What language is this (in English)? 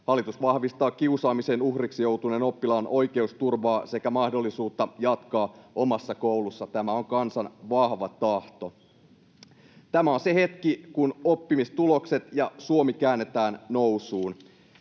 Finnish